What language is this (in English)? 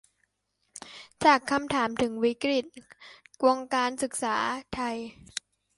Thai